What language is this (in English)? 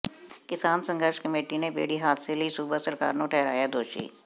Punjabi